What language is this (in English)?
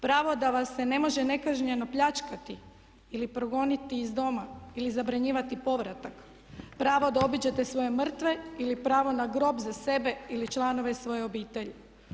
Croatian